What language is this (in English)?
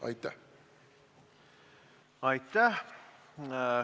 Estonian